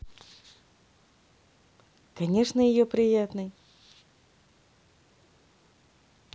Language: Russian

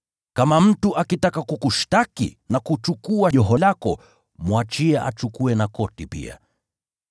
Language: Swahili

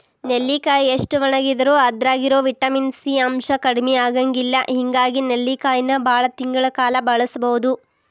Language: Kannada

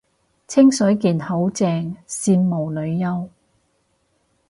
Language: Cantonese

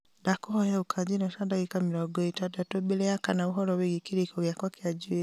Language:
Kikuyu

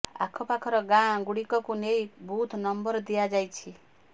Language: Odia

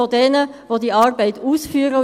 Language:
Swiss German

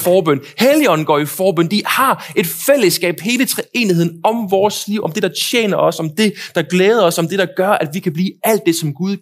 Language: Danish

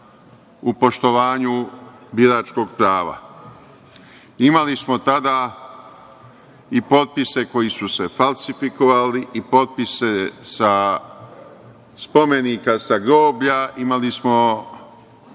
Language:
Serbian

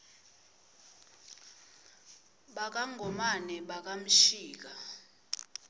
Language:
Swati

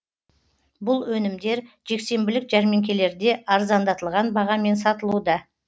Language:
Kazakh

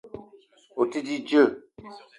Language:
Eton (Cameroon)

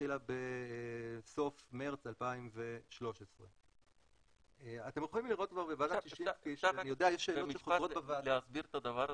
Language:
Hebrew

